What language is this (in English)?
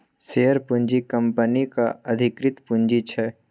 Maithili